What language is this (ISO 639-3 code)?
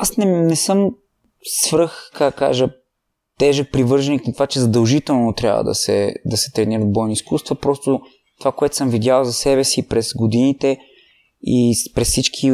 bul